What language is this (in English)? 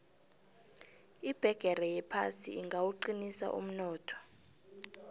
South Ndebele